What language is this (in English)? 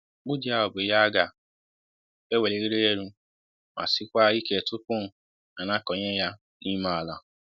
Igbo